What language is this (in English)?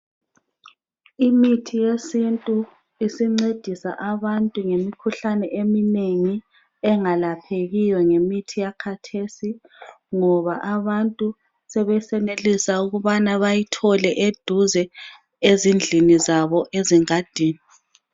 North Ndebele